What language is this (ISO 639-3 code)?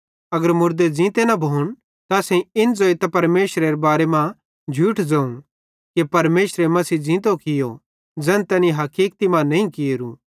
bhd